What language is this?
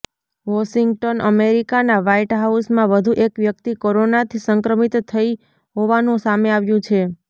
Gujarati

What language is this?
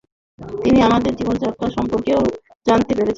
Bangla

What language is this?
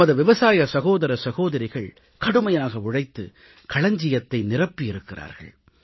Tamil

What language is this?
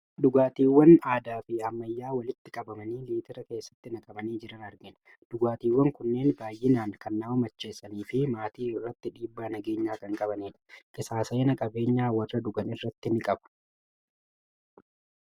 Oromo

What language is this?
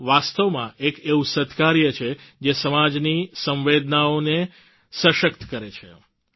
Gujarati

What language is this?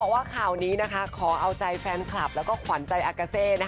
Thai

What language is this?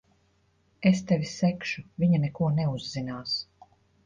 Latvian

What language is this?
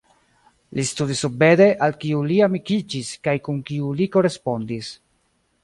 Esperanto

